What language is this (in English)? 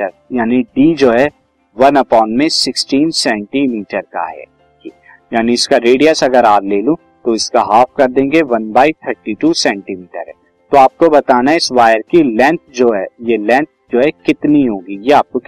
Hindi